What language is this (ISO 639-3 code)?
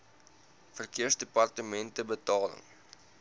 afr